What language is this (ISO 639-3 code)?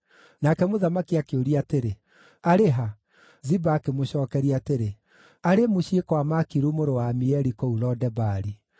kik